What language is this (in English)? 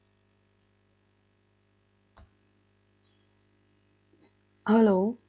Punjabi